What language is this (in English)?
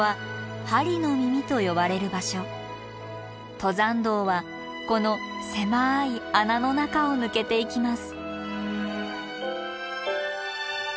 Japanese